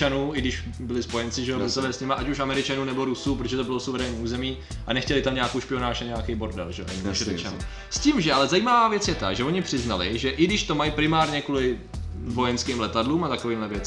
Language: Czech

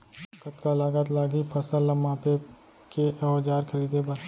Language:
Chhattisgarhi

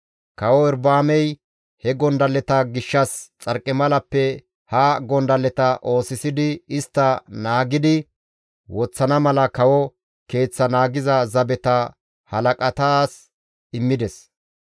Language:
Gamo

